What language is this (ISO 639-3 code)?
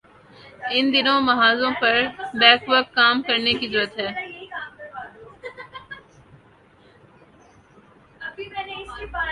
urd